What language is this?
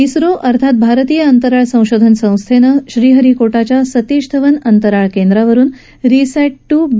Marathi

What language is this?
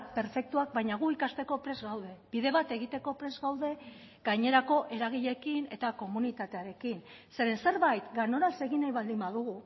Basque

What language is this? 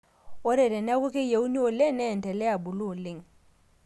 Masai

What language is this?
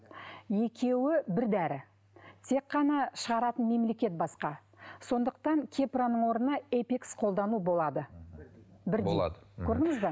Kazakh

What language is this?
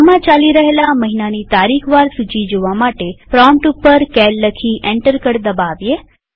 Gujarati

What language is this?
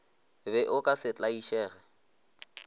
Northern Sotho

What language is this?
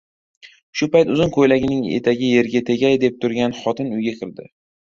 Uzbek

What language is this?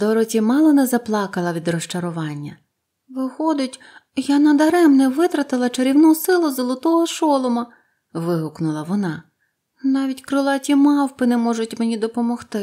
Ukrainian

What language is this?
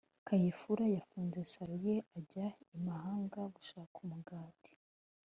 Kinyarwanda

